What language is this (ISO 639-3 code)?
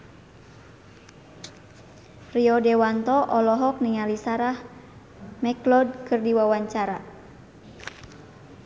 sun